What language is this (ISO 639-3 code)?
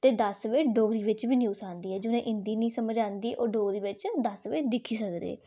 doi